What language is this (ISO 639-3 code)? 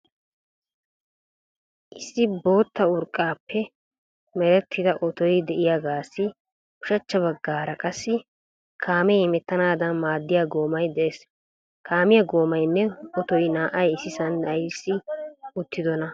wal